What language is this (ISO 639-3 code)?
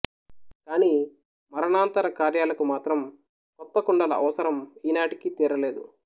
tel